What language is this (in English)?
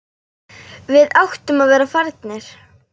Icelandic